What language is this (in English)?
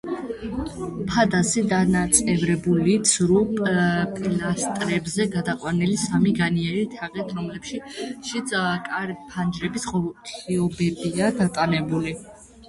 Georgian